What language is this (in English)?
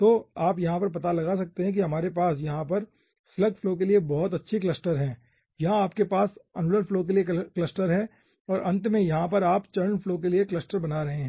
Hindi